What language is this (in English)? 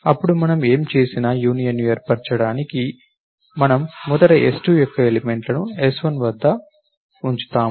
Telugu